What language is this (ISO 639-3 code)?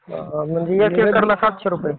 mar